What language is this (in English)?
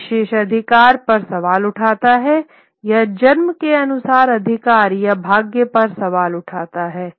Hindi